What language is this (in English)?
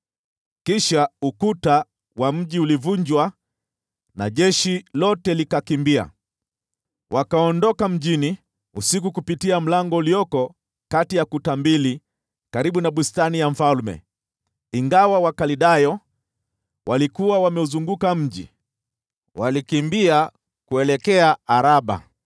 Swahili